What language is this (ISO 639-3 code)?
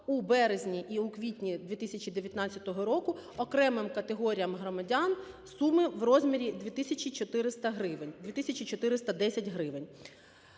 ukr